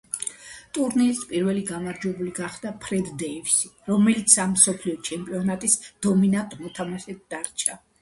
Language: Georgian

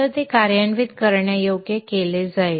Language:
Marathi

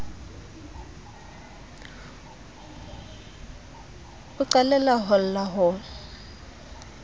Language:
Southern Sotho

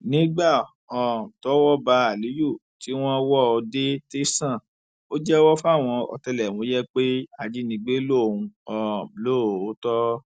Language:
Yoruba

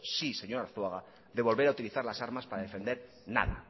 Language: Spanish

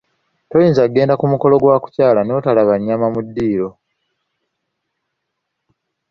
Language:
Ganda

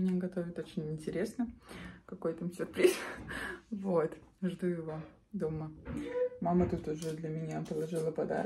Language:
Russian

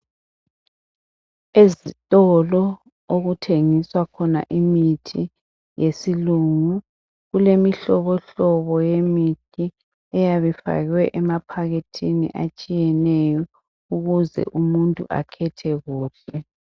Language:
North Ndebele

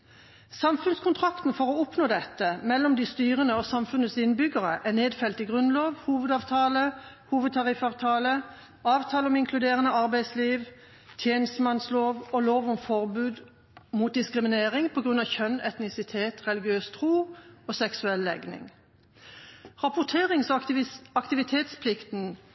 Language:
Norwegian Bokmål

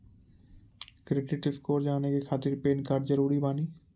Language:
Maithili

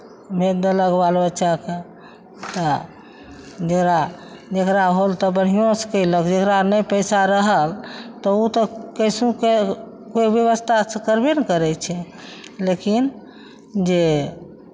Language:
Maithili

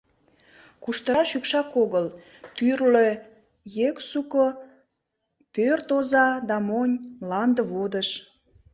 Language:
Mari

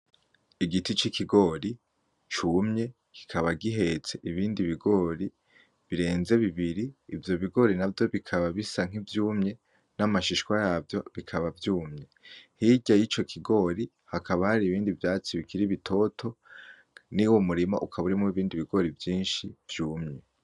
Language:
Rundi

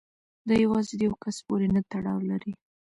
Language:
Pashto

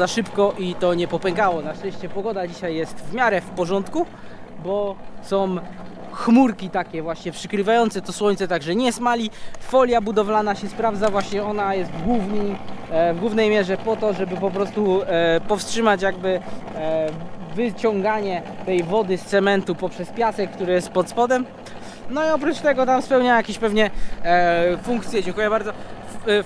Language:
Polish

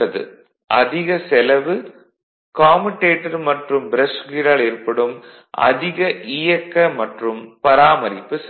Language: Tamil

